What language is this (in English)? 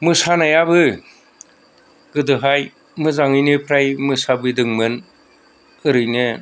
Bodo